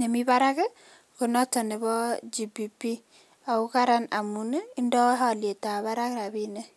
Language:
Kalenjin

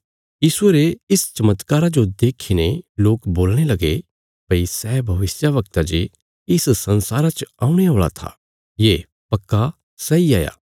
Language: Bilaspuri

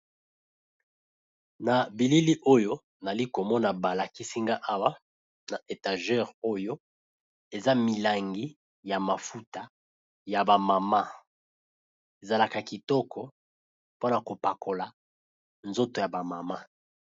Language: Lingala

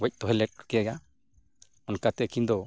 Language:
Santali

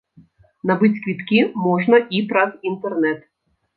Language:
Belarusian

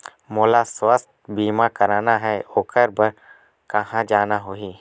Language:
Chhattisgarhi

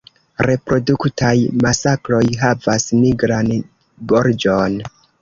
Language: Esperanto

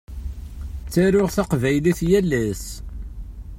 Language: Kabyle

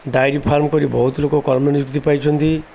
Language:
Odia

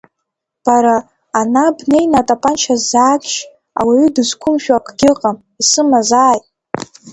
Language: Abkhazian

